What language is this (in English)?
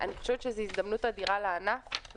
Hebrew